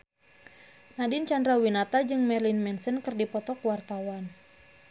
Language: Sundanese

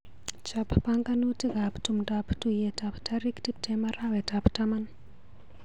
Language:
Kalenjin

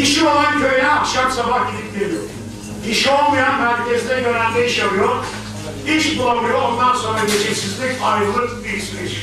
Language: Turkish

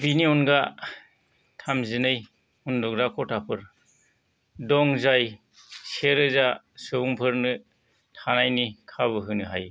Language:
Bodo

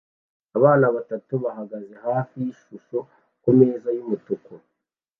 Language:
Kinyarwanda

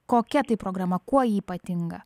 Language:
Lithuanian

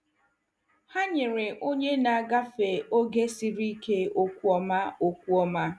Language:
Igbo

